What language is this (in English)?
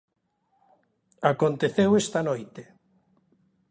Galician